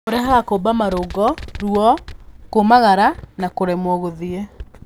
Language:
Kikuyu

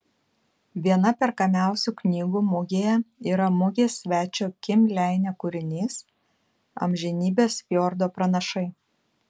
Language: Lithuanian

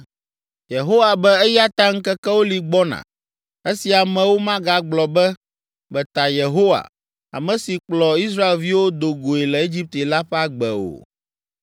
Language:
Ewe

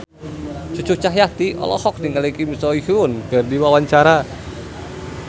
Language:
Sundanese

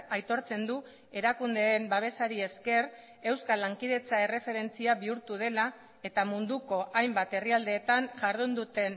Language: Basque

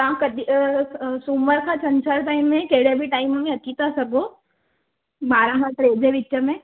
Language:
Sindhi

